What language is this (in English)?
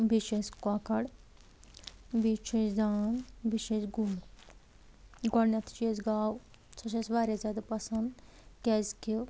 Kashmiri